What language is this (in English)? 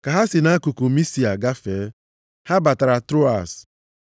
Igbo